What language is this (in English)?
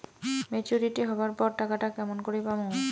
Bangla